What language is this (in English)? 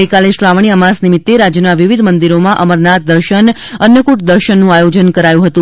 Gujarati